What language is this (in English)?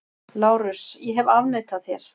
Icelandic